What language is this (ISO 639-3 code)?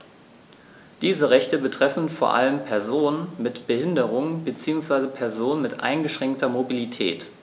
deu